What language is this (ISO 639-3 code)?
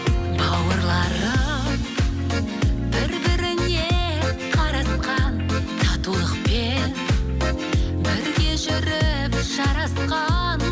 kaz